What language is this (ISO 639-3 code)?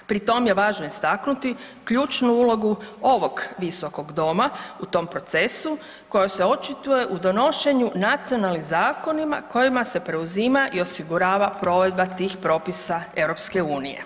hrv